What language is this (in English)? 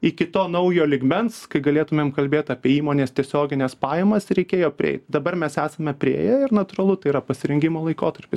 Lithuanian